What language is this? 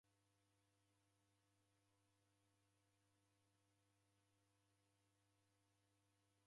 Taita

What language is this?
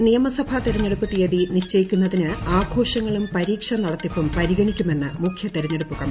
Malayalam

